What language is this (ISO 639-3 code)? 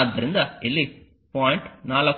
kan